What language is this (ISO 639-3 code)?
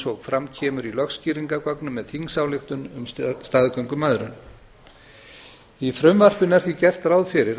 isl